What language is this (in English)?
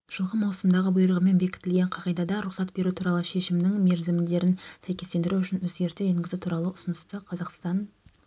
Kazakh